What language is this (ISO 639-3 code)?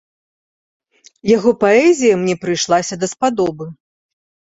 bel